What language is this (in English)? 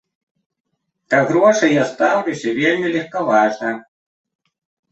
Belarusian